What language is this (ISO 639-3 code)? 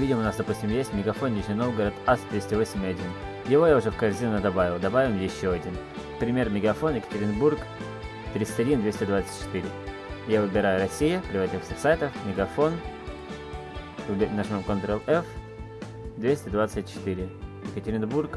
rus